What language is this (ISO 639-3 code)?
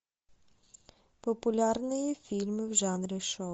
rus